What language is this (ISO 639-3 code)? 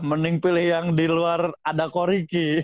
ind